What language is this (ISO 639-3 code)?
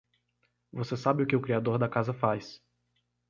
por